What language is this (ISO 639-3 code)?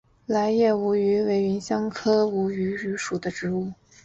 zho